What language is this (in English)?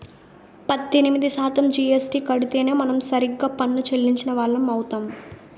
Telugu